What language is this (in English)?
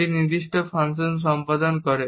Bangla